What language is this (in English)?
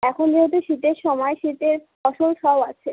Bangla